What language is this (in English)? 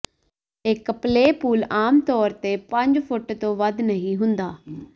Punjabi